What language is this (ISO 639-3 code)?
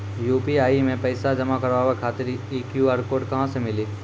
mai